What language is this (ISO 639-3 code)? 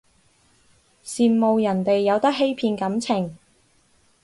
yue